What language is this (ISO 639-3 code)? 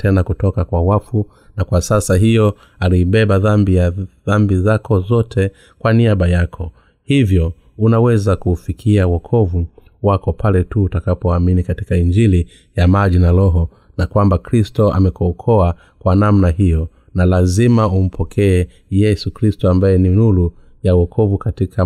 swa